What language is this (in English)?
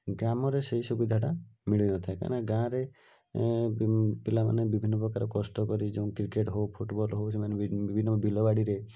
Odia